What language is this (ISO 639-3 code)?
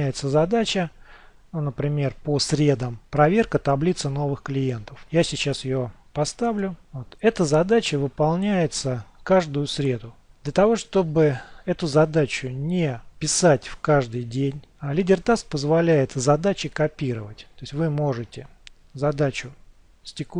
rus